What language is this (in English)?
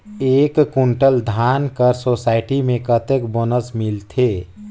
Chhattisgarhi